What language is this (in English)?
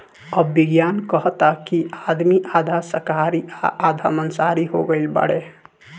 Bhojpuri